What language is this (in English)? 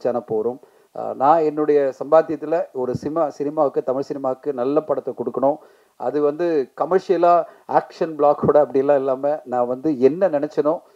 Tamil